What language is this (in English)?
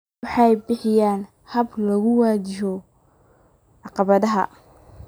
Somali